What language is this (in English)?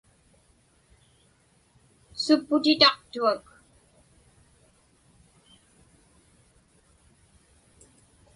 Inupiaq